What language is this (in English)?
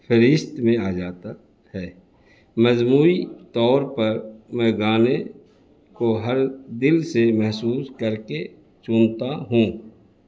Urdu